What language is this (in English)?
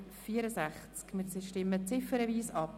Swiss German